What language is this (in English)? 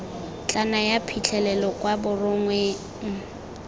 Tswana